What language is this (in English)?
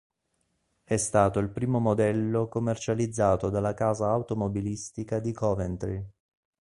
Italian